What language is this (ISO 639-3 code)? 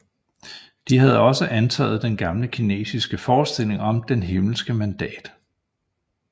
dan